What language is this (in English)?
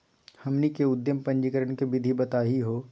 Magahi